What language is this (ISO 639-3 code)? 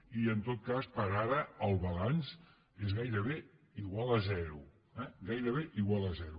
cat